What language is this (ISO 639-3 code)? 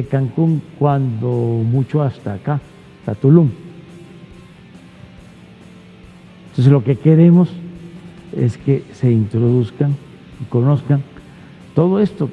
spa